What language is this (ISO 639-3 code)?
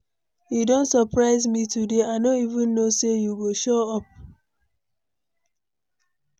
pcm